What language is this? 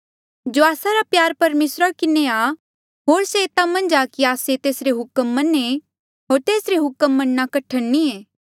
Mandeali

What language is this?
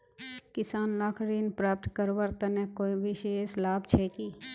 Magahi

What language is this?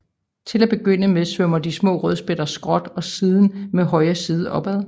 Danish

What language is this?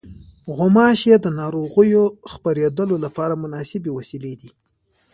Pashto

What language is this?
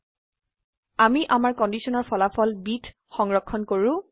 Assamese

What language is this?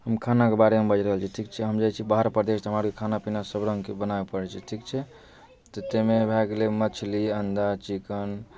Maithili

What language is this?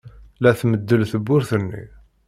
Kabyle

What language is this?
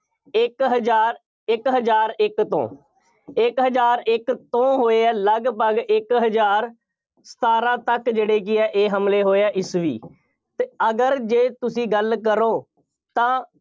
Punjabi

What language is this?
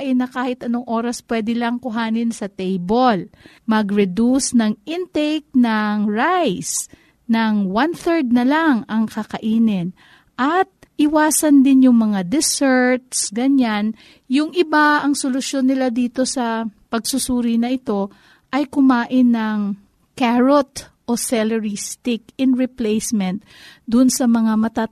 Filipino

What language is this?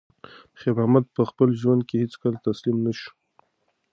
Pashto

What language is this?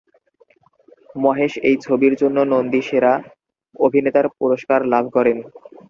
Bangla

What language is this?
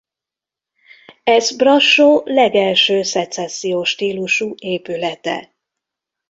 Hungarian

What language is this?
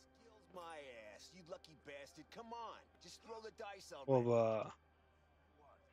Turkish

